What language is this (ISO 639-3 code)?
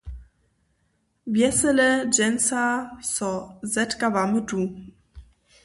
hsb